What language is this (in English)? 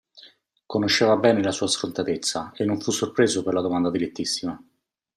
Italian